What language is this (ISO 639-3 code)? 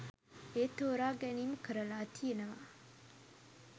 sin